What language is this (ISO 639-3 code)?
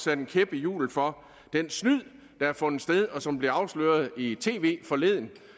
dan